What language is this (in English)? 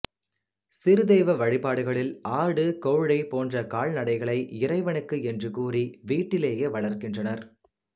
Tamil